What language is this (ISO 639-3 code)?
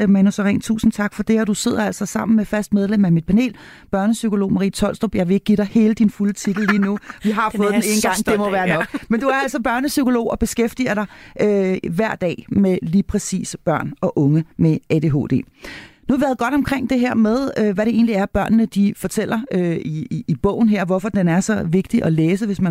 dan